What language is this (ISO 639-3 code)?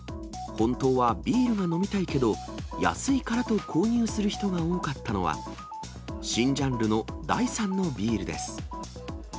jpn